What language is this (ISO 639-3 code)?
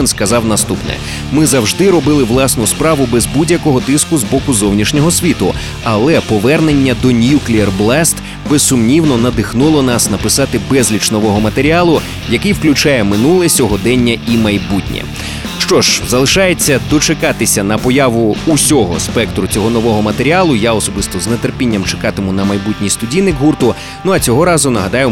ukr